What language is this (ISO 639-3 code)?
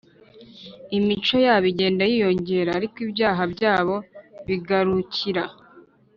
kin